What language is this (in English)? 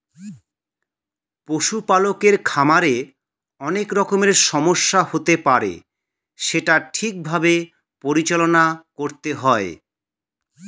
Bangla